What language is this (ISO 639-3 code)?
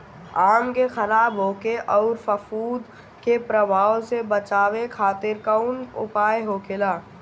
bho